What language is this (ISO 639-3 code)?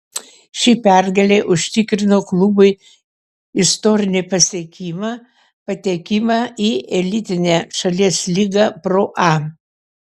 lit